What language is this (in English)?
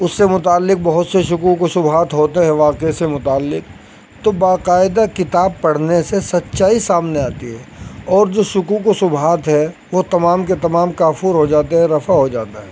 Urdu